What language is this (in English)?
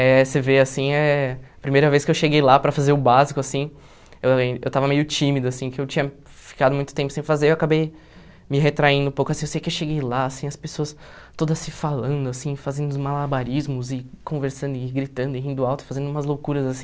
Portuguese